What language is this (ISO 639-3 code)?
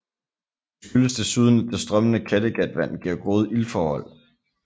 dan